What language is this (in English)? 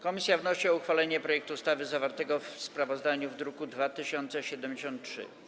Polish